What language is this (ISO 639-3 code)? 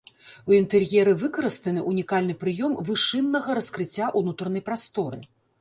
bel